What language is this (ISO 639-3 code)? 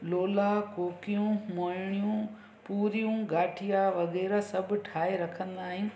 snd